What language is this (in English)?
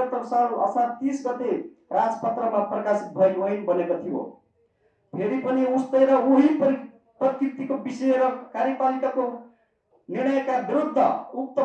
Indonesian